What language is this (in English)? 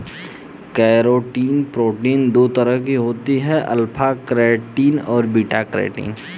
Hindi